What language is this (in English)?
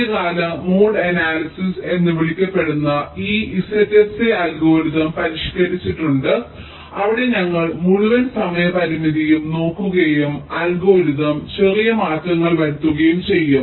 Malayalam